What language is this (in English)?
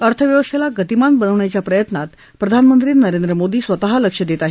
Marathi